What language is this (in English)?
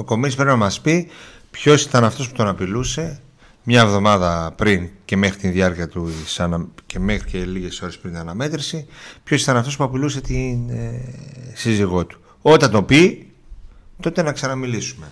Greek